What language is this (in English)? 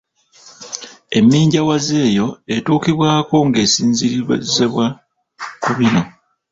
Ganda